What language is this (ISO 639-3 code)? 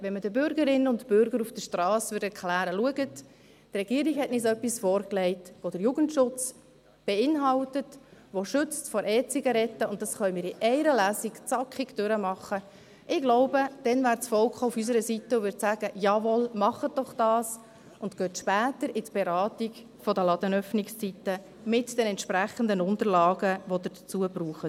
gsw